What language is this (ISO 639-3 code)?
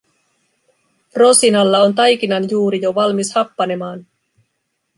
fin